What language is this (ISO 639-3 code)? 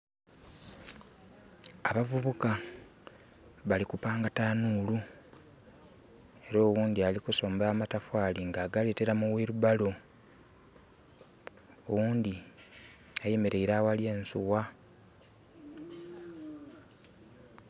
xog